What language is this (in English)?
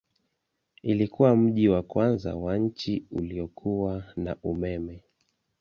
Swahili